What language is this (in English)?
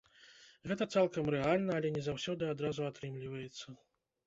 Belarusian